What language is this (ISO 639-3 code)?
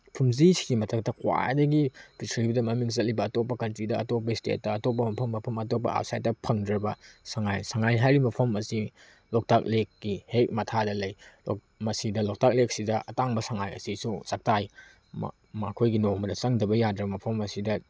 mni